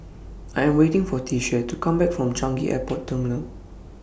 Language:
English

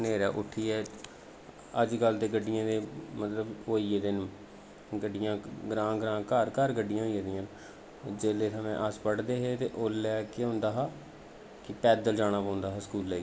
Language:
Dogri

